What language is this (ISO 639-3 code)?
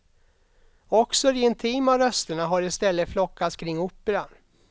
swe